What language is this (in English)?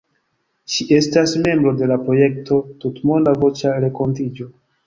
Esperanto